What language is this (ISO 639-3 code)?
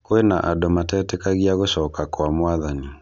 kik